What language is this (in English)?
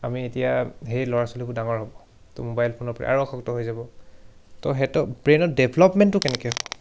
Assamese